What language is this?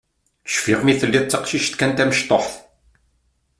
Kabyle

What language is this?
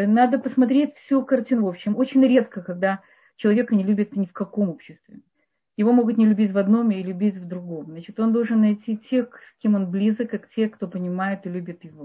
Russian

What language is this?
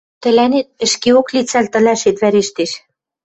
Western Mari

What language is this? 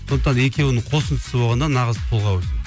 Kazakh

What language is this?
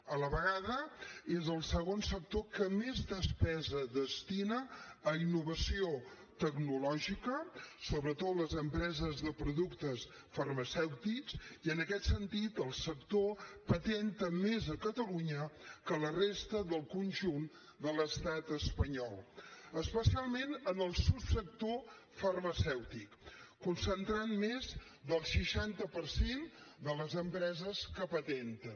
Catalan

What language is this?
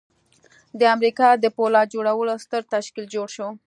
Pashto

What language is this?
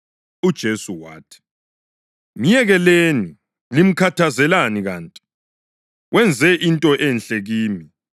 North Ndebele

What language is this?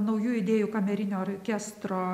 Lithuanian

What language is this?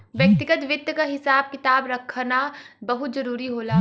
Bhojpuri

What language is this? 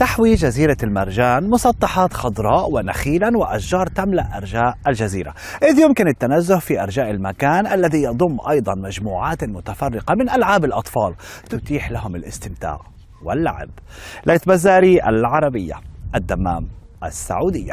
Arabic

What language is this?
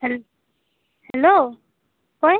Santali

